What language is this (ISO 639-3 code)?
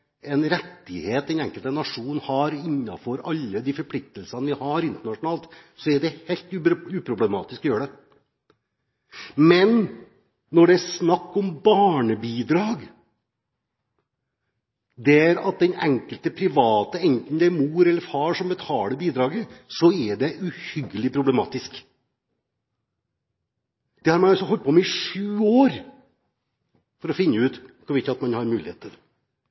nob